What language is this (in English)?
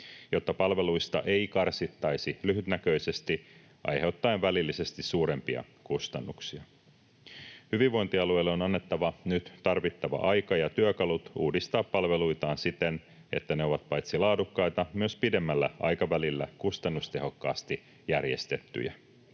Finnish